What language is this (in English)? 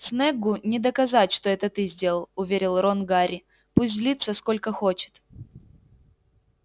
Russian